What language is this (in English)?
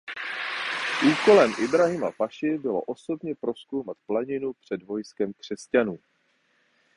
Czech